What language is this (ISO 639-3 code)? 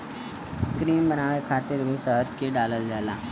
bho